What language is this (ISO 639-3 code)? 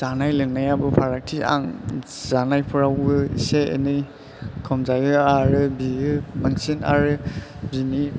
brx